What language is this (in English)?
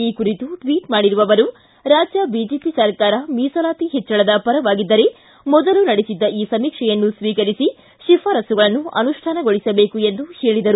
Kannada